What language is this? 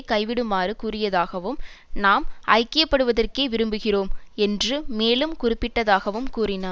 Tamil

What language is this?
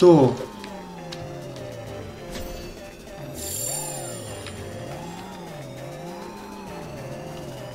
Romanian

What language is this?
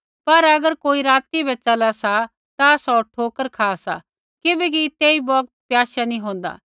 Kullu Pahari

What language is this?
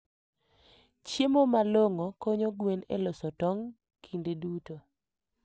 Luo (Kenya and Tanzania)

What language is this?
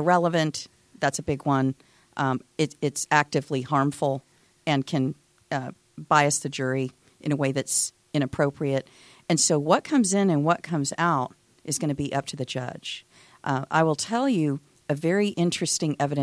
English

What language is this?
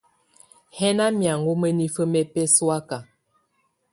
Tunen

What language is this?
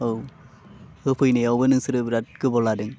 Bodo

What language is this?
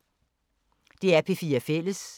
Danish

